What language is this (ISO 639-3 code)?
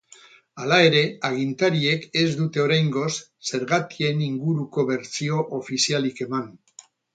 eus